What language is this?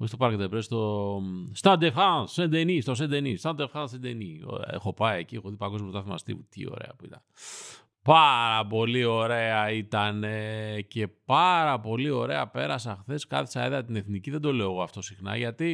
Greek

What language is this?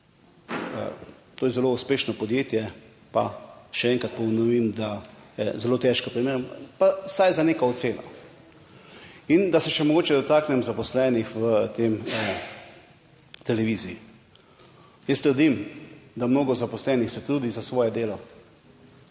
Slovenian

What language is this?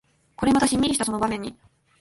Japanese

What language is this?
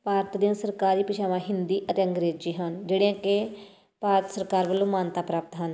Punjabi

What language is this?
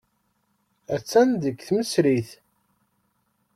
Kabyle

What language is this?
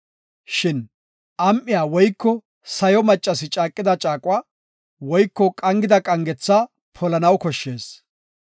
Gofa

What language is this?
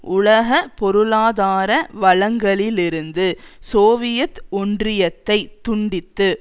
Tamil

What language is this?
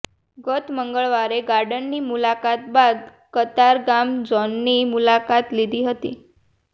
Gujarati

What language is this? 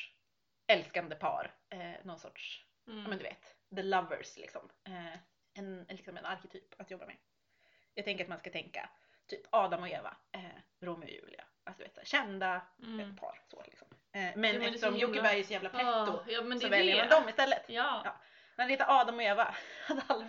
Swedish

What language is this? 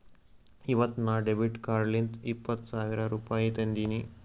Kannada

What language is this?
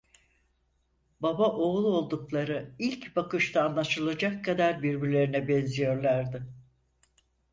Turkish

